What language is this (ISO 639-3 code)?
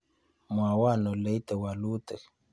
kln